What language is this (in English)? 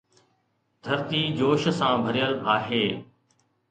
Sindhi